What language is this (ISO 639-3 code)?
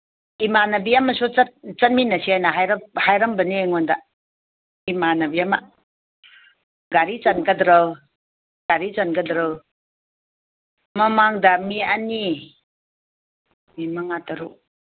mni